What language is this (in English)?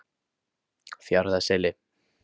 Icelandic